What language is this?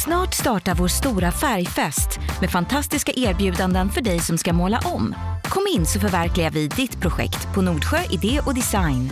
Swedish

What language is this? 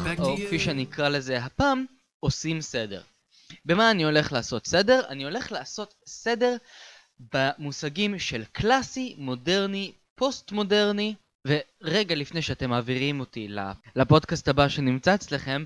Hebrew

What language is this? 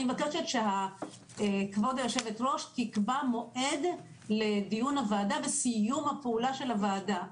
Hebrew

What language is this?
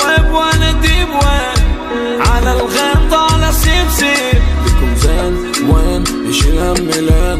Arabic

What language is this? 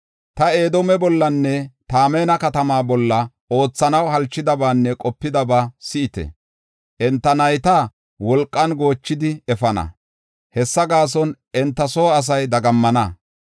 Gofa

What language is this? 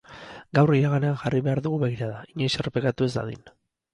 Basque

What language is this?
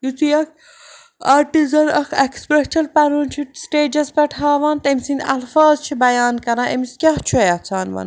Kashmiri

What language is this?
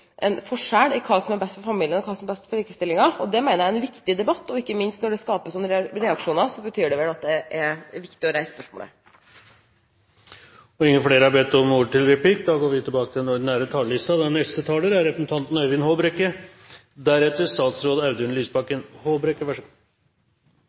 Norwegian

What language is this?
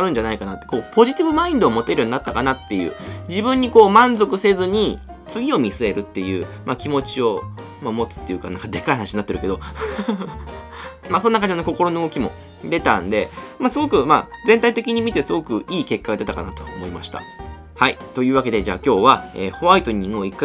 Japanese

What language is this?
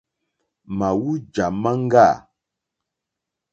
Mokpwe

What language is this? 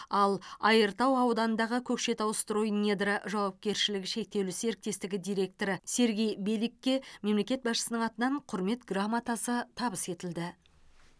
Kazakh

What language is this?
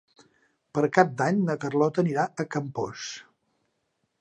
Catalan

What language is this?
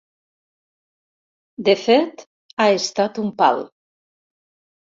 Catalan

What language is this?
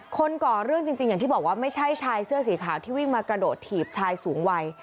Thai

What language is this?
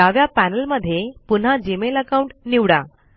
Marathi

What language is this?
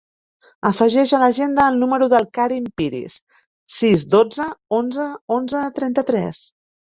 Catalan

